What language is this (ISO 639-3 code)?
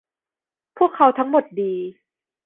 tha